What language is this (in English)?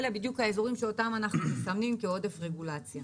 Hebrew